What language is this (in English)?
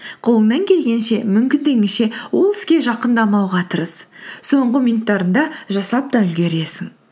Kazakh